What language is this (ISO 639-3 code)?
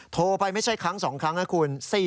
tha